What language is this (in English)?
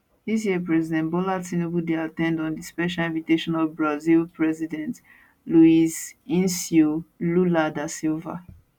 Nigerian Pidgin